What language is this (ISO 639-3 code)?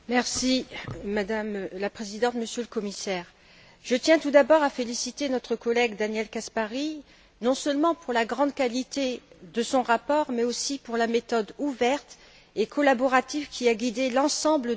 fra